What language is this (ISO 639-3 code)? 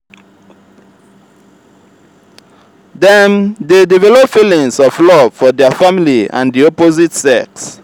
pcm